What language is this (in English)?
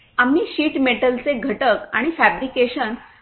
Marathi